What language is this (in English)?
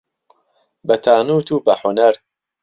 Central Kurdish